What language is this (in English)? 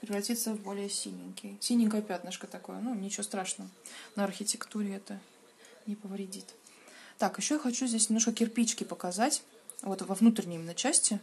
Russian